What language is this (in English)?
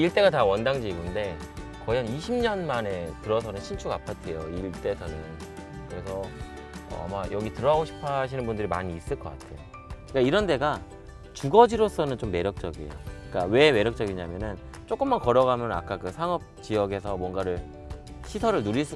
Korean